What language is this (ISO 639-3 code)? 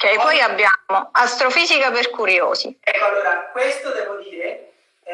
ita